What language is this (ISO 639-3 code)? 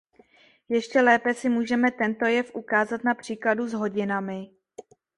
ces